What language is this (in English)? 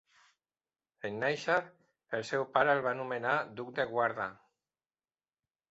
Catalan